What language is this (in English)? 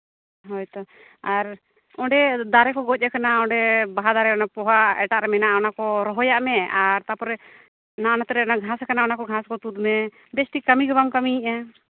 Santali